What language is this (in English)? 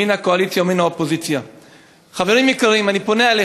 Hebrew